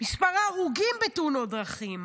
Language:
Hebrew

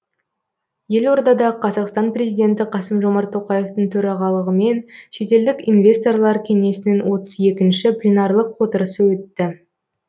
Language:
Kazakh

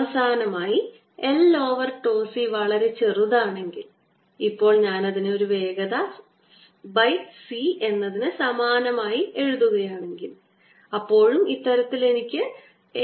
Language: Malayalam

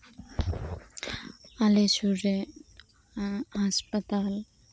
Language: Santali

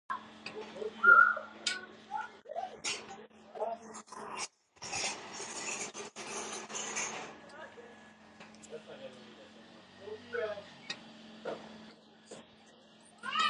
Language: Georgian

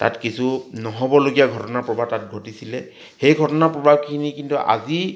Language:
Assamese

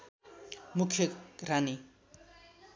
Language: Nepali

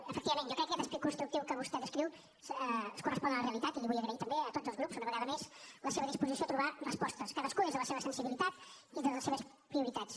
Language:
Catalan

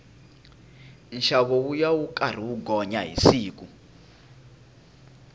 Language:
Tsonga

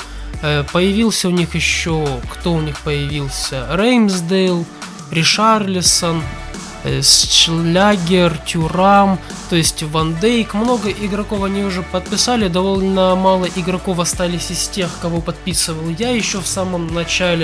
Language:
Russian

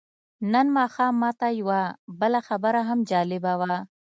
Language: Pashto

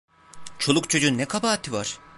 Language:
Turkish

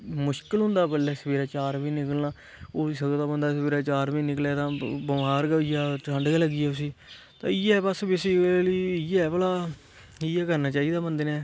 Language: Dogri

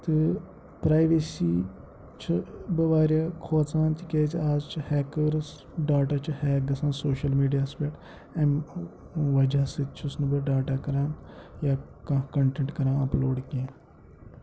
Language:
Kashmiri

